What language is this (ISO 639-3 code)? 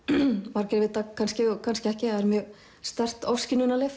isl